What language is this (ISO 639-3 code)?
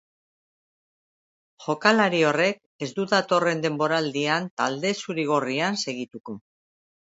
eus